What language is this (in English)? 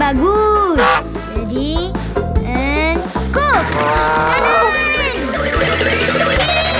Malay